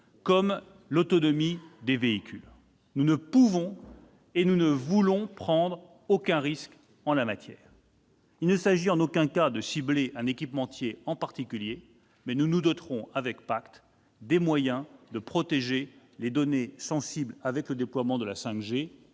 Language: French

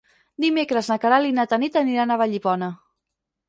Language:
Catalan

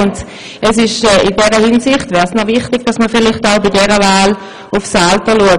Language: Swiss German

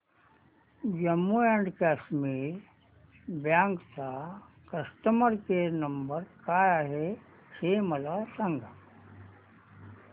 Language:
Marathi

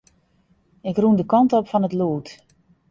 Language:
Western Frisian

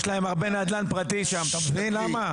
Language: Hebrew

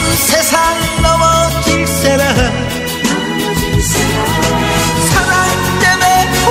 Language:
Korean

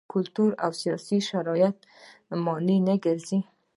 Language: Pashto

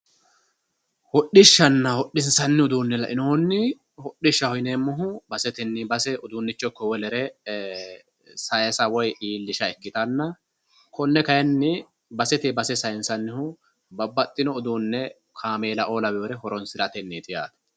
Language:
Sidamo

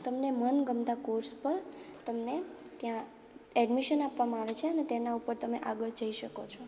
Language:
Gujarati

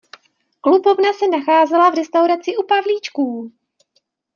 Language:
Czech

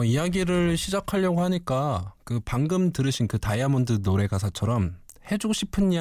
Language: Korean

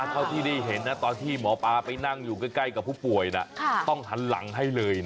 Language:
Thai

